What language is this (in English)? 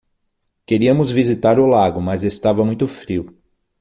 Portuguese